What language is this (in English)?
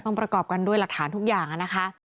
Thai